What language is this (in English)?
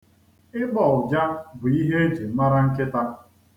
Igbo